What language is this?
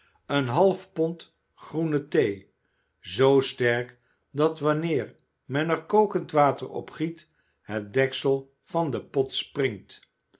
Dutch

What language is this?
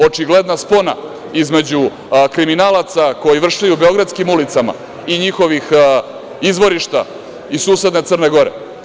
Serbian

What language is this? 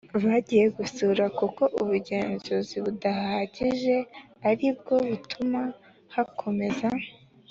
Kinyarwanda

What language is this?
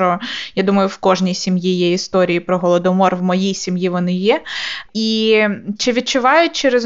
Ukrainian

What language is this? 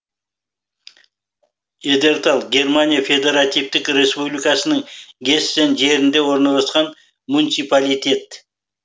Kazakh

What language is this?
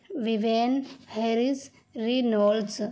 Urdu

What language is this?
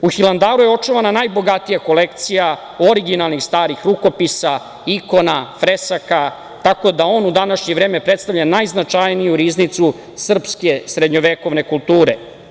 Serbian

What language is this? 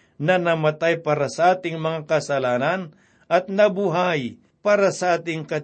Filipino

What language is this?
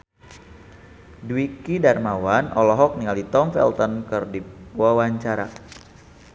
Sundanese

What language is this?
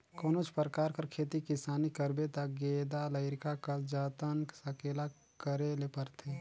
Chhattisgarhi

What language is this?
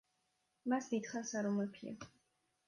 Georgian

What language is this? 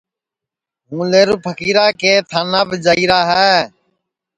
Sansi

